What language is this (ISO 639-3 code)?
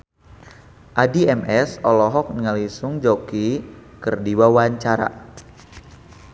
sun